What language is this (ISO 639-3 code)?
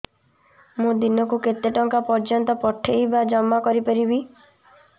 ori